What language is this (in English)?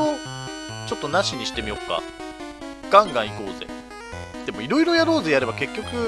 Japanese